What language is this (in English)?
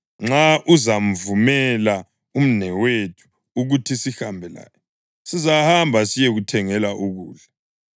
North Ndebele